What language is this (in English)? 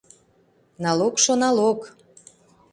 Mari